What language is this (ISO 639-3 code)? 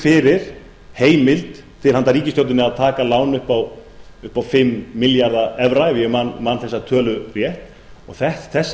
isl